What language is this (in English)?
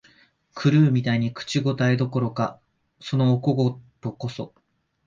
Japanese